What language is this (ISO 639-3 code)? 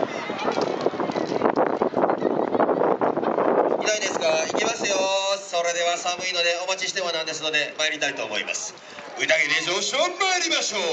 jpn